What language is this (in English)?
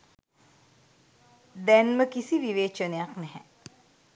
Sinhala